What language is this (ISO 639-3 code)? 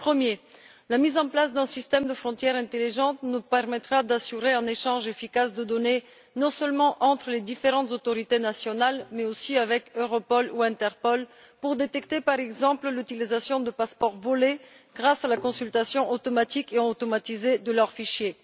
fra